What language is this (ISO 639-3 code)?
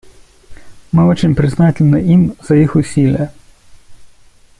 rus